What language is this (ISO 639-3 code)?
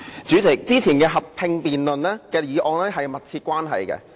yue